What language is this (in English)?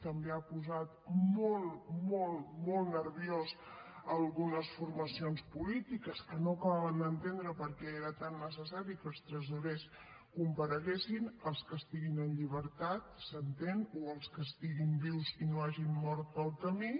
Catalan